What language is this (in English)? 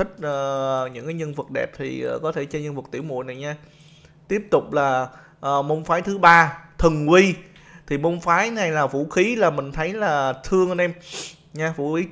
Vietnamese